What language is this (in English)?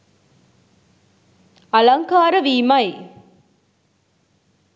Sinhala